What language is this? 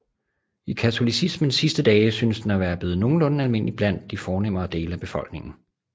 Danish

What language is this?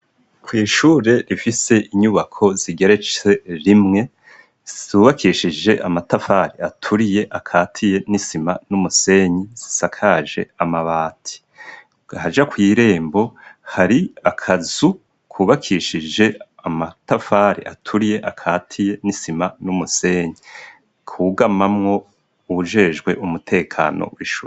Rundi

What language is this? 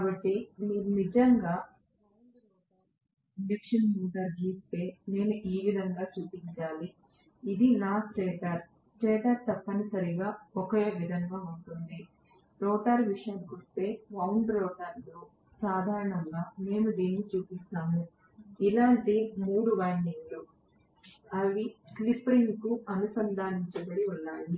Telugu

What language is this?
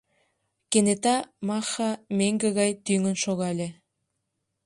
Mari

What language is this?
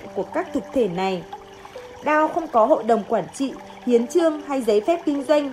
Vietnamese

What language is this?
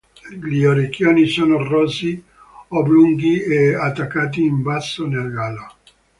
Italian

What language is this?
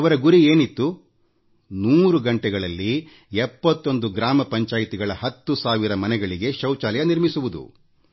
Kannada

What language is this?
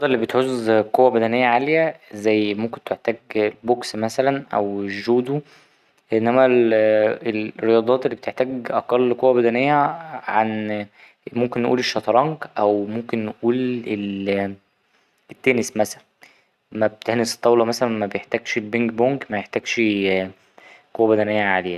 Egyptian Arabic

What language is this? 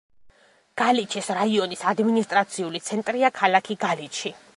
Georgian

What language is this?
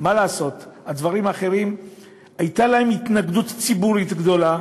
Hebrew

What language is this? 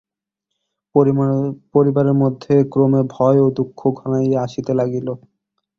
Bangla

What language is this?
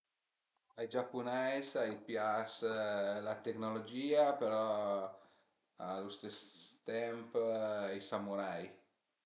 Piedmontese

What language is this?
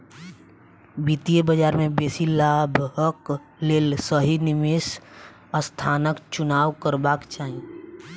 Maithili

